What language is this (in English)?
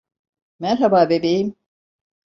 Turkish